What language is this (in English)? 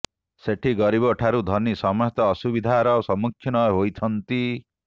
Odia